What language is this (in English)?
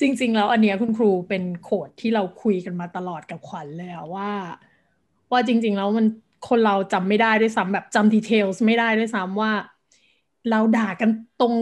Thai